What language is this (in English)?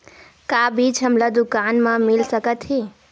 Chhattisgarhi